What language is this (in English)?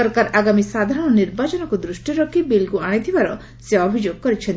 Odia